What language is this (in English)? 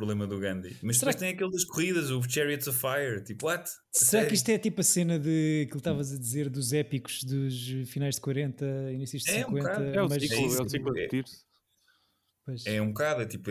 Portuguese